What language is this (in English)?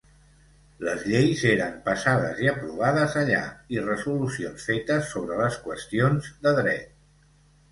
Catalan